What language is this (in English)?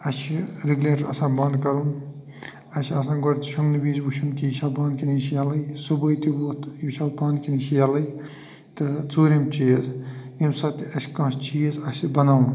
Kashmiri